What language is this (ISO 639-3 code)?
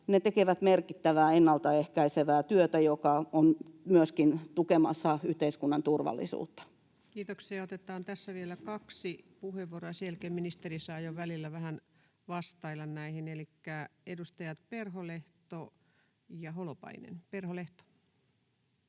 fin